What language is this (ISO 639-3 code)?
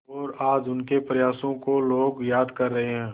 hin